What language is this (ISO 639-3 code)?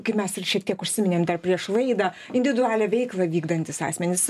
lit